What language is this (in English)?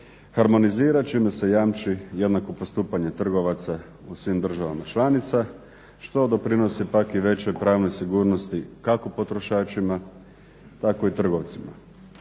Croatian